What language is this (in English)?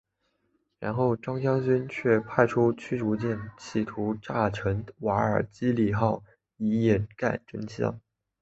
Chinese